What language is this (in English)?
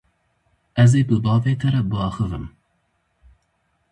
Kurdish